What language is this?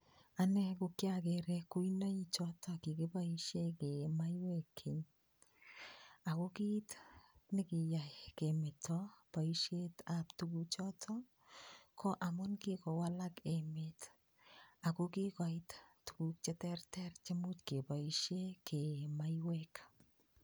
Kalenjin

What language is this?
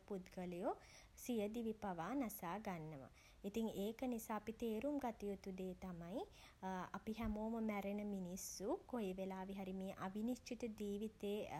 Sinhala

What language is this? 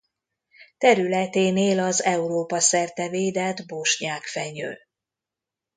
Hungarian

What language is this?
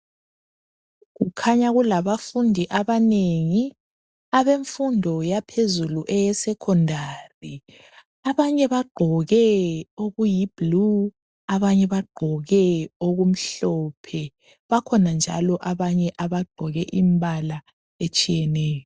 North Ndebele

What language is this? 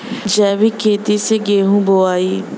Bhojpuri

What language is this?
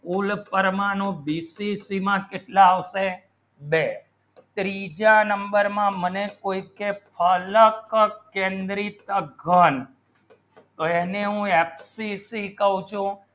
Gujarati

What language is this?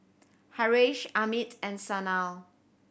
English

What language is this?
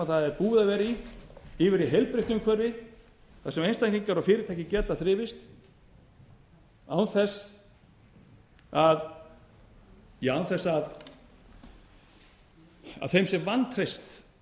Icelandic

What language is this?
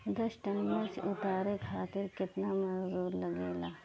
Bhojpuri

